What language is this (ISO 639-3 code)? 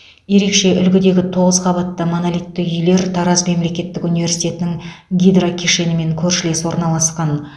kaz